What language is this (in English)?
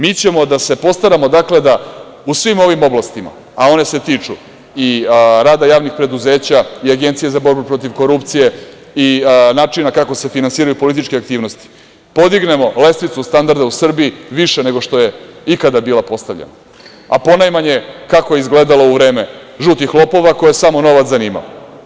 Serbian